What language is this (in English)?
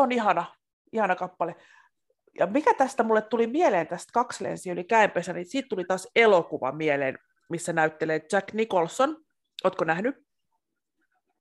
Finnish